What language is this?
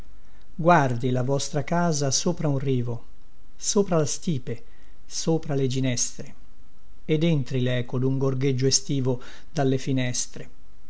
Italian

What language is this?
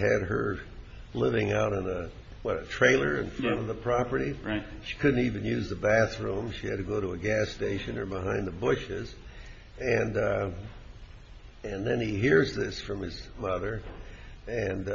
English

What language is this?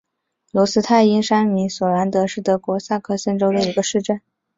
Chinese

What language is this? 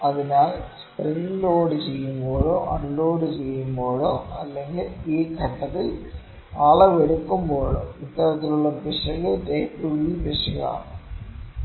Malayalam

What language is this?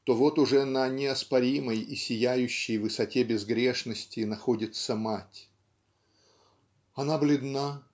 Russian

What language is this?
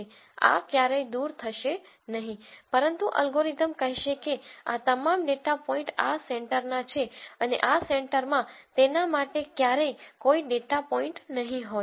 Gujarati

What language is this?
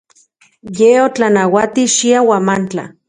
Central Puebla Nahuatl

